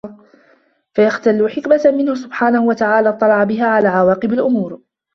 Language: Arabic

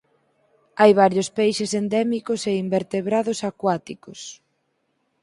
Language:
Galician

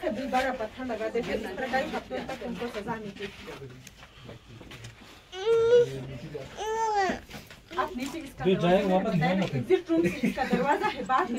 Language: Hindi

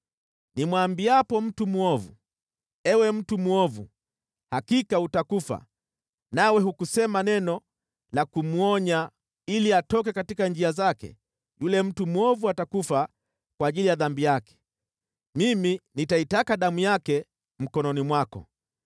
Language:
Swahili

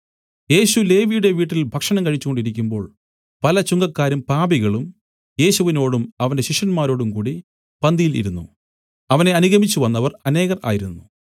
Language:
Malayalam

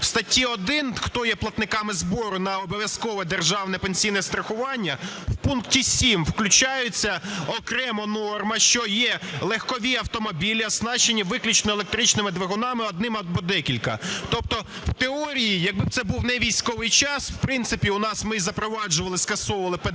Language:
Ukrainian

